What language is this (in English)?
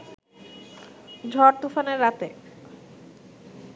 Bangla